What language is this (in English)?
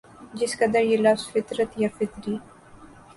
Urdu